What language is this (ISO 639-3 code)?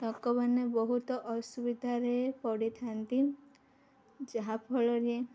ori